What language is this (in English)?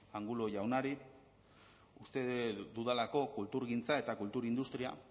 Basque